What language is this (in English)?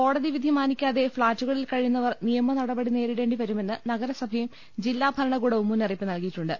Malayalam